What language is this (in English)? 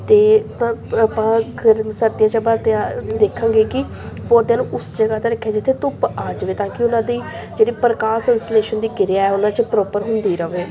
Punjabi